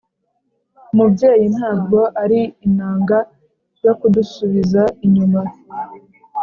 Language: Kinyarwanda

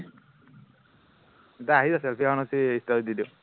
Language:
Assamese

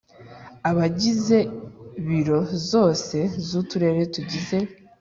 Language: Kinyarwanda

